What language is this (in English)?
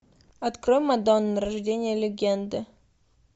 Russian